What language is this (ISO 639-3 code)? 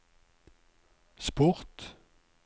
nor